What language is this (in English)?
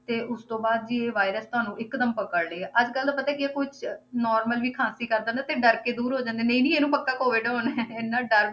Punjabi